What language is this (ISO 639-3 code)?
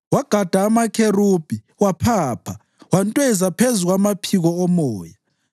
nde